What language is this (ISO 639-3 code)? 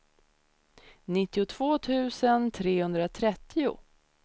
swe